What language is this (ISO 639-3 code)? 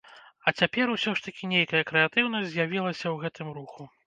bel